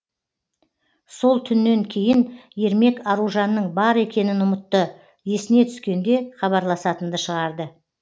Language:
Kazakh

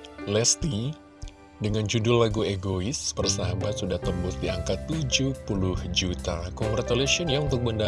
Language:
Indonesian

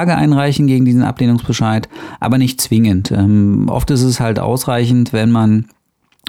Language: German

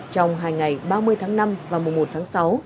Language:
Vietnamese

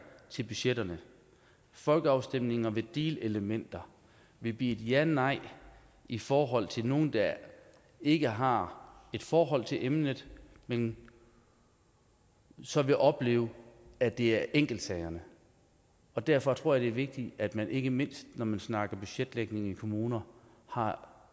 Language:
Danish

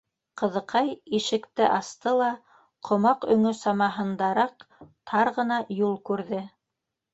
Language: Bashkir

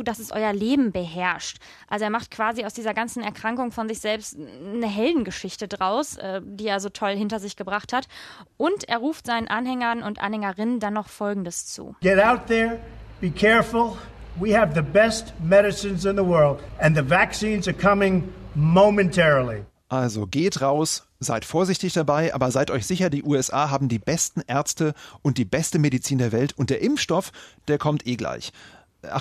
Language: German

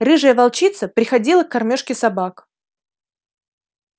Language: Russian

